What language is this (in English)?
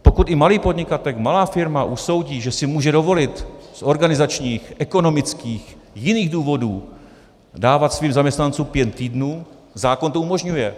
Czech